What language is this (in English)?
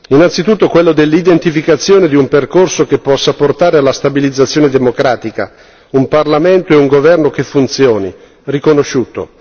Italian